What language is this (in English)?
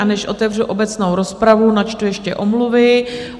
Czech